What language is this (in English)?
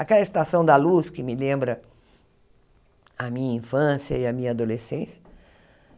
Portuguese